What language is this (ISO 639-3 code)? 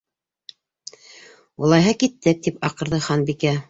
bak